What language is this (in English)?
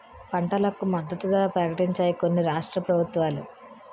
Telugu